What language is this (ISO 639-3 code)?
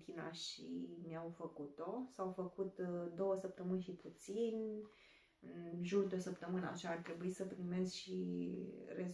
ron